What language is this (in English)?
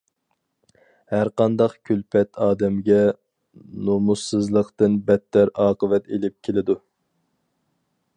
Uyghur